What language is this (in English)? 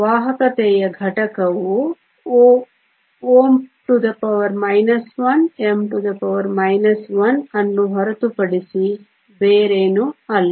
Kannada